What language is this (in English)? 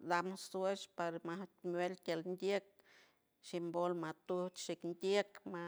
San Francisco Del Mar Huave